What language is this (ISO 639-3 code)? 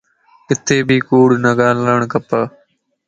lss